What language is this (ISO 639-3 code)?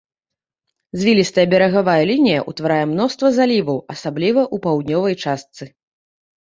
bel